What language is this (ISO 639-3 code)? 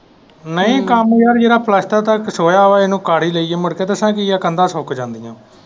pan